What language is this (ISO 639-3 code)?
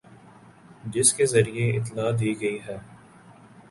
urd